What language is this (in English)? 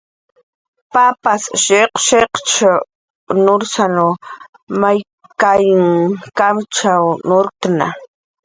Jaqaru